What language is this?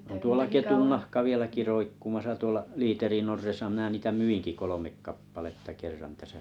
Finnish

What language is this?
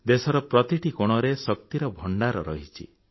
Odia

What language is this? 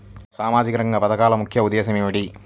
Telugu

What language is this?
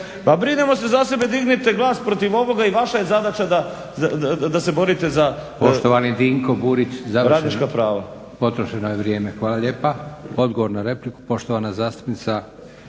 Croatian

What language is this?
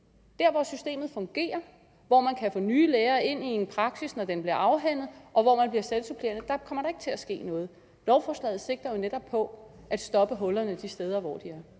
Danish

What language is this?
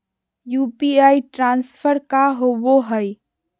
Magahi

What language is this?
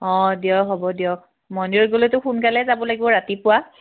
Assamese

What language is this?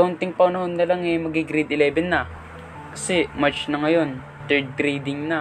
Filipino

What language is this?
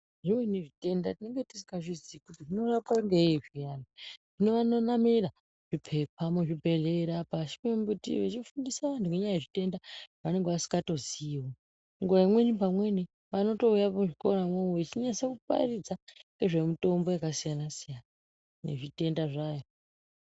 Ndau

